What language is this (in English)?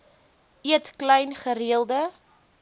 Afrikaans